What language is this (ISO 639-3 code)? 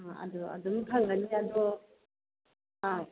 mni